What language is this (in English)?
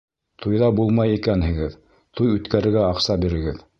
Bashkir